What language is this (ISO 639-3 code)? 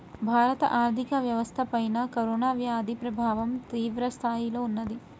tel